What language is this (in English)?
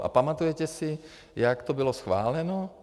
Czech